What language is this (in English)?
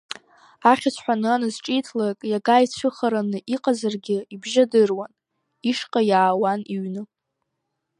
Abkhazian